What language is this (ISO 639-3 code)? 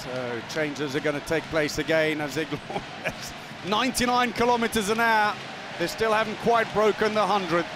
eng